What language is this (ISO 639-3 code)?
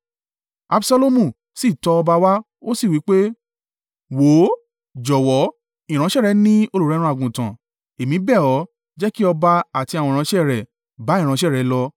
yor